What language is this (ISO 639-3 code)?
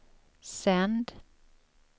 swe